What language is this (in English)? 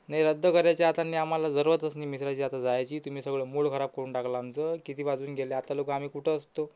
Marathi